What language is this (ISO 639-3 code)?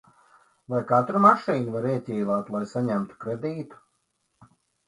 lav